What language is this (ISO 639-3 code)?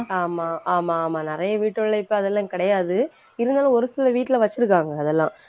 tam